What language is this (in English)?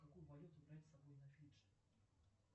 Russian